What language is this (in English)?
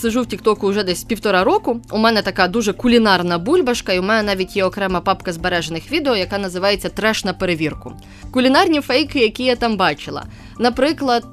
Ukrainian